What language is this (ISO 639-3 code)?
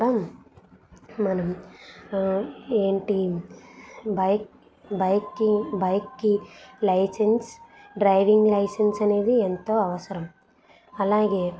tel